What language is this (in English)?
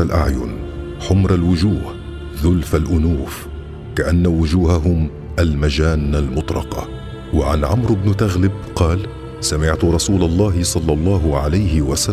Arabic